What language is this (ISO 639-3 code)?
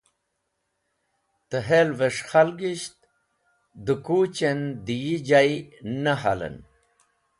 wbl